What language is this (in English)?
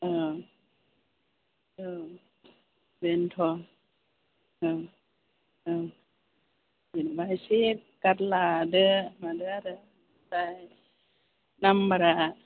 Bodo